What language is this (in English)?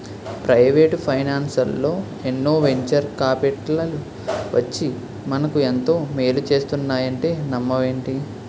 Telugu